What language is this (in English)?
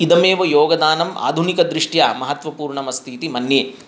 Sanskrit